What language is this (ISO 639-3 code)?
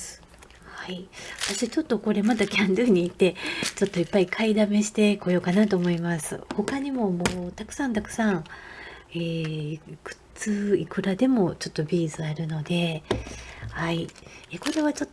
jpn